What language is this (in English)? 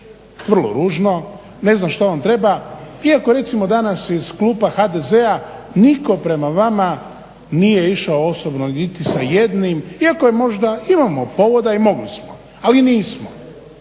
Croatian